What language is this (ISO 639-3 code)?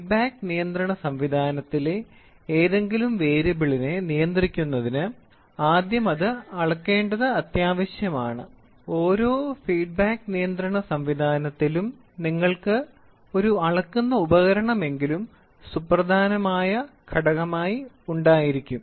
mal